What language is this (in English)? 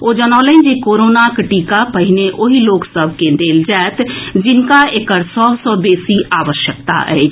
Maithili